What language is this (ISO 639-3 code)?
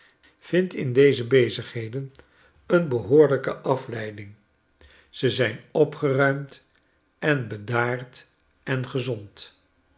nld